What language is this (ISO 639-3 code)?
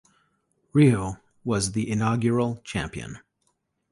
eng